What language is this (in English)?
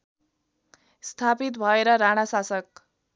Nepali